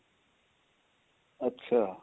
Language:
Punjabi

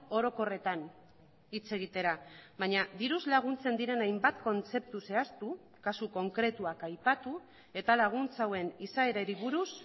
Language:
Basque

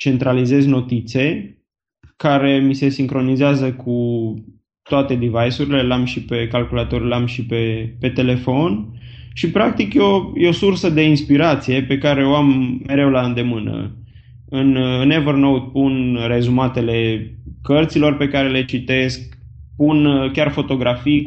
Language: Romanian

